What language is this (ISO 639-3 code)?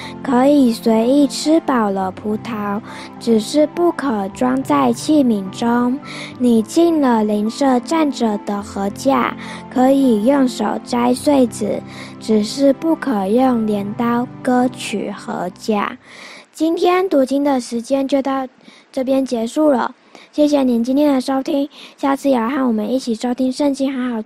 zho